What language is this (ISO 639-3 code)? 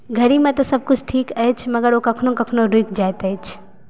mai